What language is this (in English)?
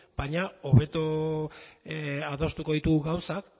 Basque